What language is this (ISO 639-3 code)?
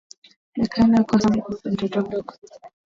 swa